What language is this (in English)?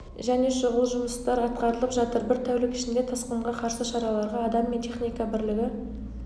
Kazakh